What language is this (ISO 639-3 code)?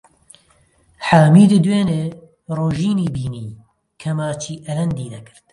ckb